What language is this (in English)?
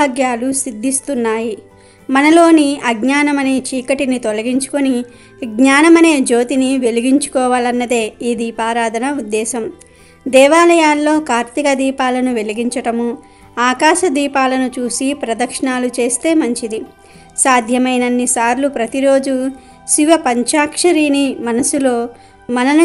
Telugu